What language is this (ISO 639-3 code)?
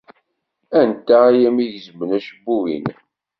kab